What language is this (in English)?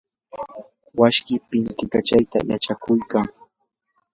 Yanahuanca Pasco Quechua